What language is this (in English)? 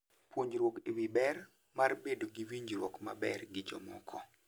Luo (Kenya and Tanzania)